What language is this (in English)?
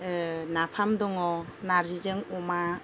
Bodo